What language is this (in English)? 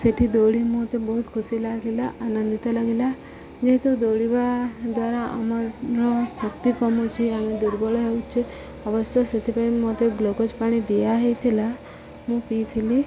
Odia